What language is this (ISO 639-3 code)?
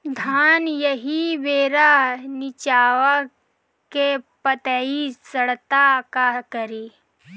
bho